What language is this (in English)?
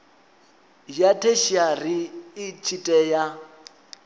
Venda